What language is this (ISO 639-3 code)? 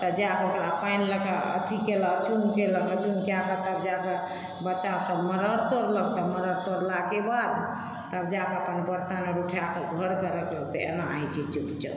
mai